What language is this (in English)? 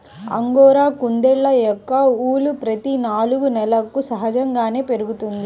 Telugu